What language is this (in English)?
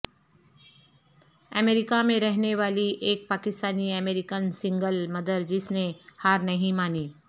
Urdu